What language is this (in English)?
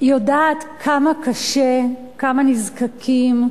Hebrew